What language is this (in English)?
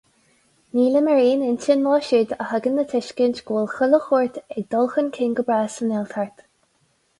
Irish